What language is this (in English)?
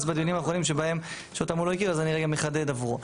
Hebrew